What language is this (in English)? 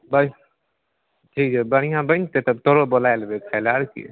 Maithili